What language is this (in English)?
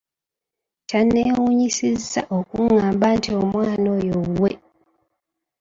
Ganda